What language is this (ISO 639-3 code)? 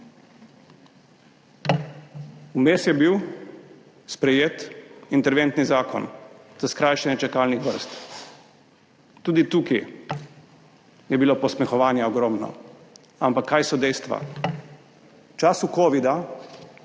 slv